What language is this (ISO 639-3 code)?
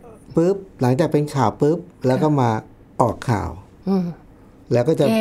tha